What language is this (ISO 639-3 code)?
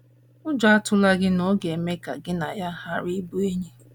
ibo